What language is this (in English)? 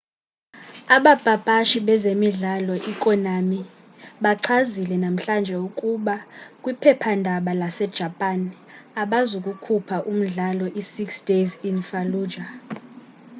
Xhosa